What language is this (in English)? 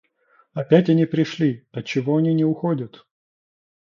Russian